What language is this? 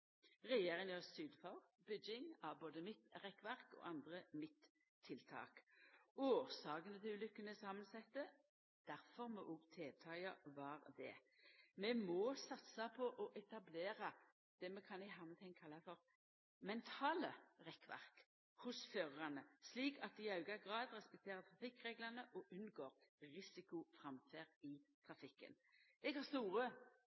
Norwegian Nynorsk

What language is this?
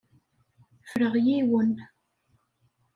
Kabyle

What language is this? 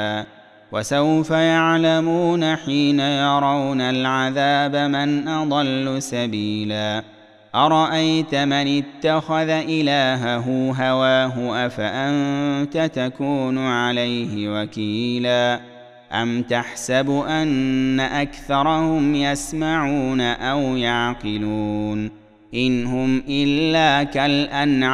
Arabic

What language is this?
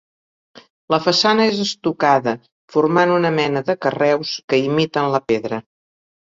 Catalan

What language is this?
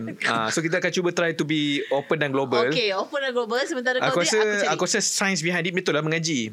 Malay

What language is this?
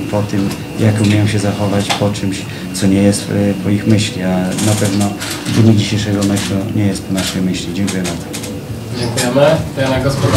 Polish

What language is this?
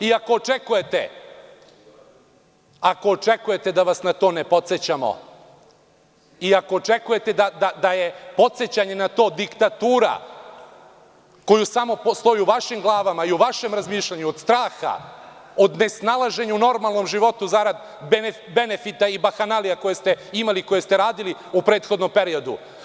Serbian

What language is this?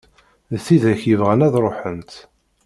Kabyle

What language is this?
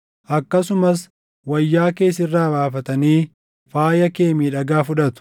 Oromo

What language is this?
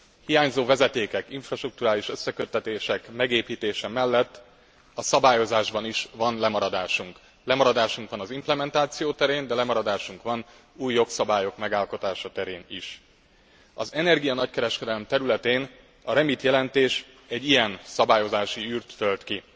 Hungarian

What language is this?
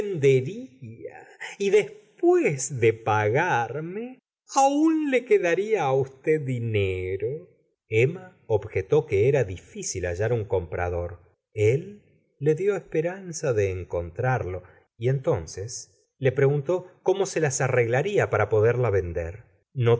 Spanish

